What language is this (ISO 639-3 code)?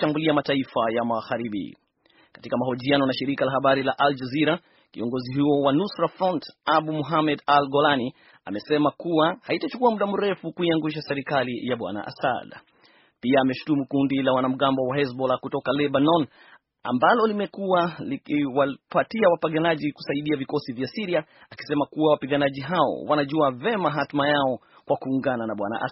swa